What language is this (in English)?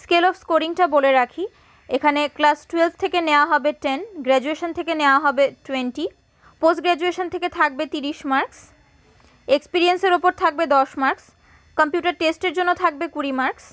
Hindi